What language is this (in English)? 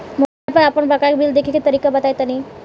Bhojpuri